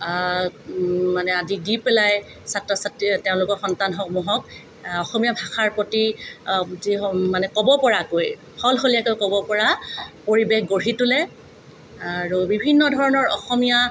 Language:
Assamese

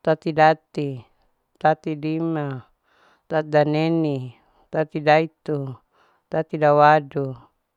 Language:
Larike-Wakasihu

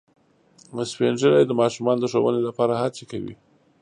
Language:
Pashto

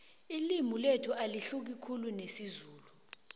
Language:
South Ndebele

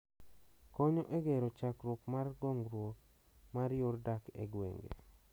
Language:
Luo (Kenya and Tanzania)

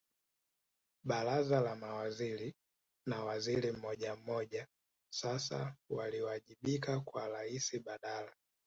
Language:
Swahili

